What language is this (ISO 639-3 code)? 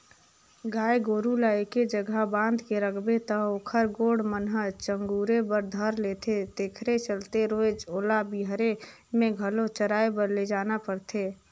hne